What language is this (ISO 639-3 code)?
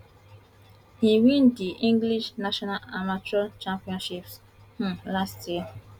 pcm